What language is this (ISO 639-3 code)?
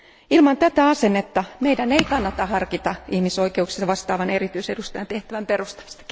fin